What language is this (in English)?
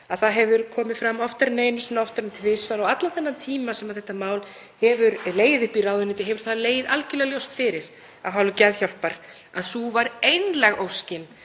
Icelandic